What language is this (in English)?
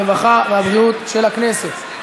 Hebrew